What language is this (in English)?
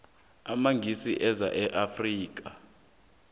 South Ndebele